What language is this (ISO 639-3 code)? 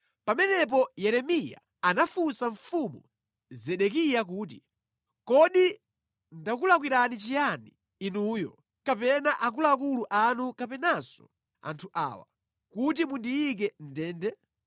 nya